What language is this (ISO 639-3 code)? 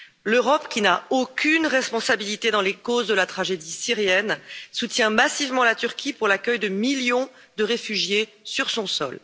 fra